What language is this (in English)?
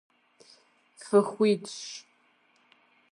Kabardian